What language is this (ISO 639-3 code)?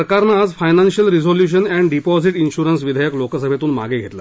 mar